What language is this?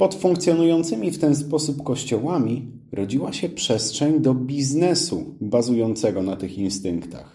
Polish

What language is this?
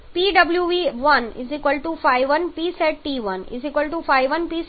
Gujarati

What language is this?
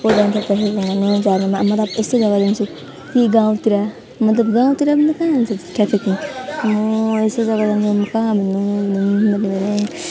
Nepali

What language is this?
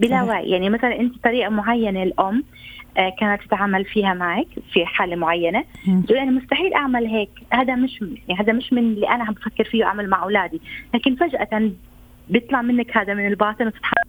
Arabic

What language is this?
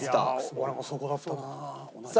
Japanese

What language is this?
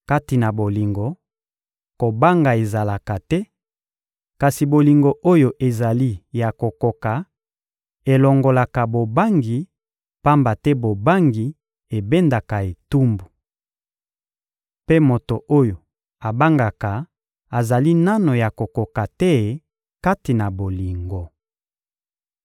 Lingala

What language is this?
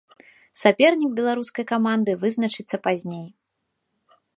Belarusian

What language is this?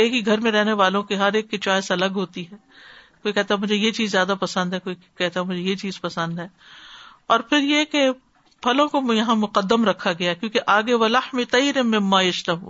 Urdu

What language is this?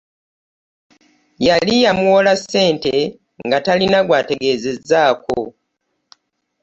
Ganda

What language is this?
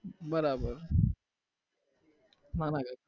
Gujarati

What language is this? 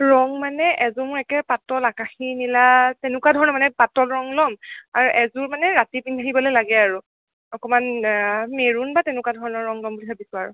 Assamese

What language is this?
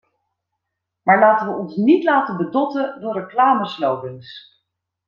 Dutch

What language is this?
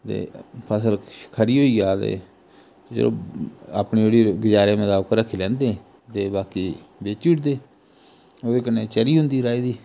Dogri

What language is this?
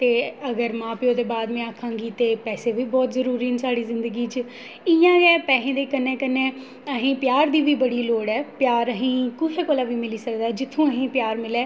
Dogri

